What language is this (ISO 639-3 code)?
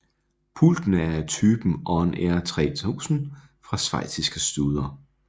dan